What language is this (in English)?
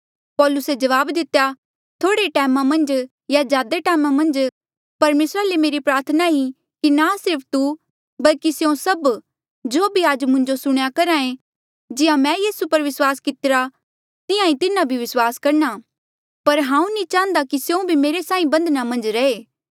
Mandeali